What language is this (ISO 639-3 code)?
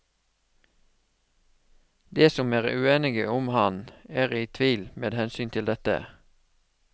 nor